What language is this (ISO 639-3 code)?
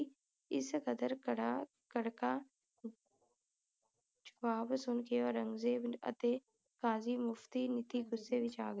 pan